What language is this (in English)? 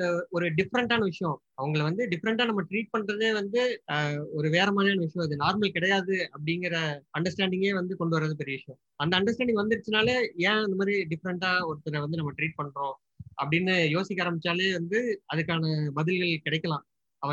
Tamil